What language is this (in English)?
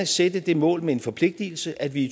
Danish